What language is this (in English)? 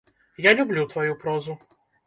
Belarusian